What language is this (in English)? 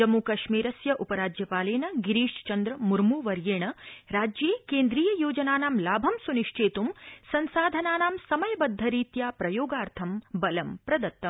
Sanskrit